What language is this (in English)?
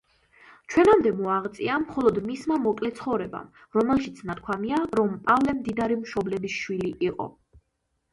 Georgian